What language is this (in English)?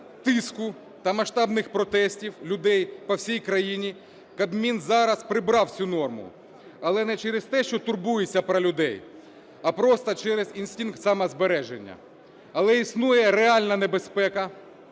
Ukrainian